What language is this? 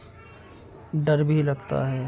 Urdu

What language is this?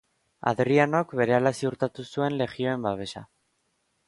Basque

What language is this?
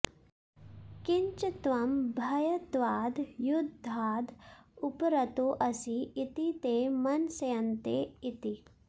Sanskrit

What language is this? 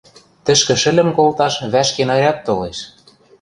Western Mari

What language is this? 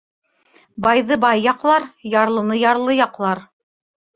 Bashkir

